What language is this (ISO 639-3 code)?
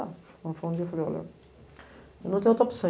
por